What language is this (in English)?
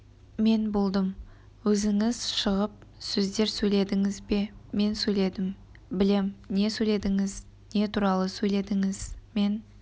Kazakh